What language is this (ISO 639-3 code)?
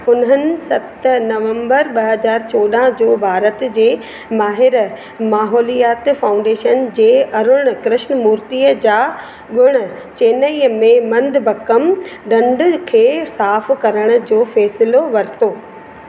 snd